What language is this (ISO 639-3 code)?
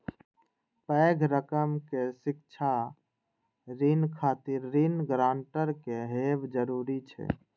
mai